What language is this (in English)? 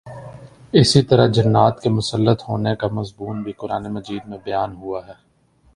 Urdu